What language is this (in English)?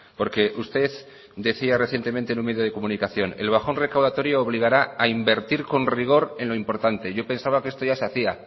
Spanish